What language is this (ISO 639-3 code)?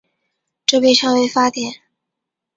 zho